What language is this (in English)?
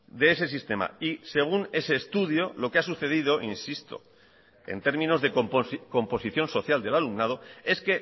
Spanish